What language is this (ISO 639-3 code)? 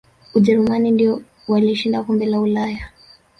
swa